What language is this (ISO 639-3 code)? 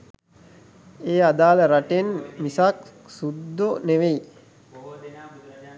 sin